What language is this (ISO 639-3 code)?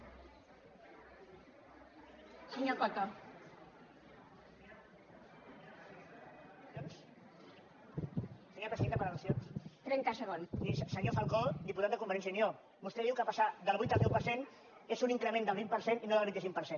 cat